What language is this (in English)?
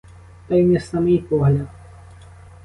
Ukrainian